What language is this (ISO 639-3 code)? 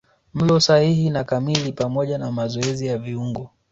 swa